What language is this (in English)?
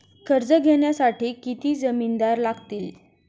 Marathi